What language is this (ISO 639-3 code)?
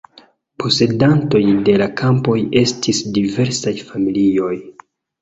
epo